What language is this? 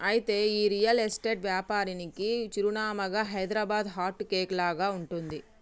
Telugu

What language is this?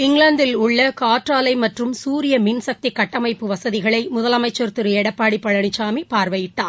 Tamil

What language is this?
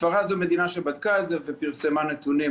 Hebrew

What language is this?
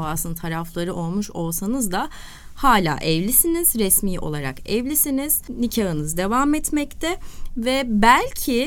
Turkish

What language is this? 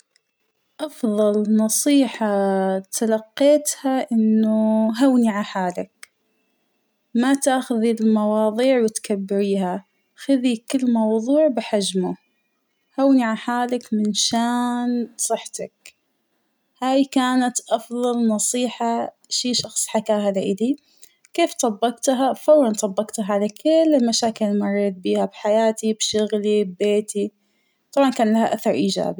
Hijazi Arabic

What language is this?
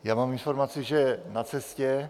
Czech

